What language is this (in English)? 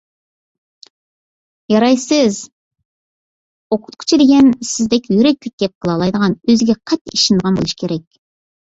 Uyghur